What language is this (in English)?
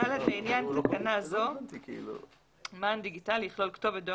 Hebrew